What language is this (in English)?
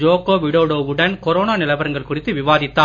Tamil